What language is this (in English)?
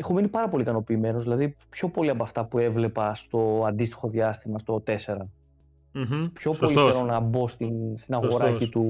Greek